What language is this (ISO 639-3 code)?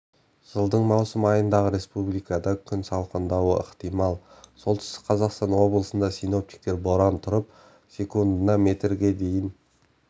kaz